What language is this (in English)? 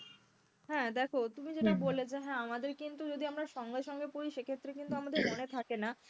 Bangla